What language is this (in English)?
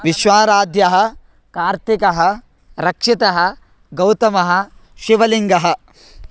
Sanskrit